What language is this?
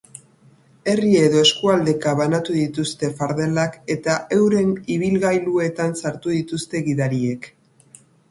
Basque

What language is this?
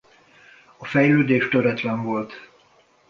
Hungarian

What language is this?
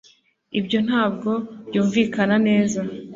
Kinyarwanda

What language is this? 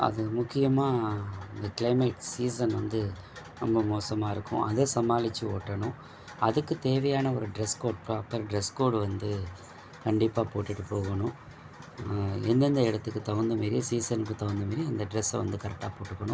Tamil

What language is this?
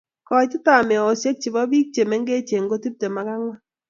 Kalenjin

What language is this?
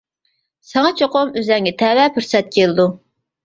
Uyghur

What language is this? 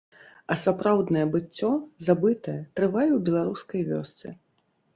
Belarusian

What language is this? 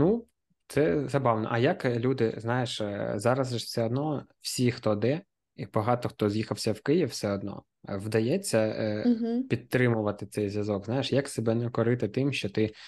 Ukrainian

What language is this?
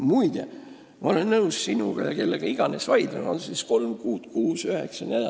Estonian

